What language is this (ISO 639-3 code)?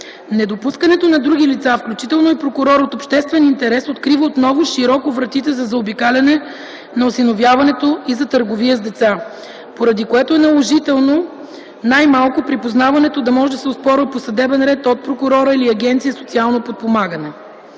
bul